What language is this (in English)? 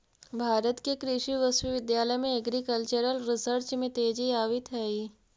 Magahi